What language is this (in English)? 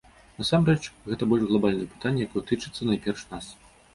Belarusian